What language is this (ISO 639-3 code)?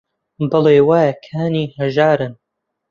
ckb